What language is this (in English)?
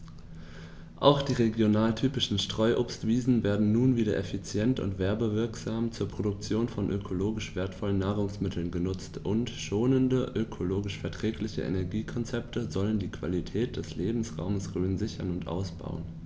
German